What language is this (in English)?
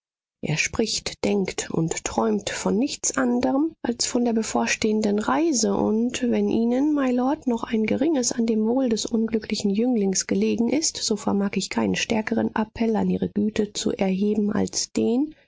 German